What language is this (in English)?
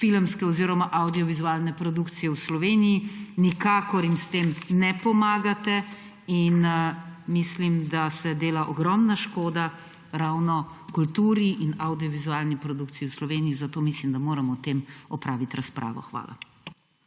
Slovenian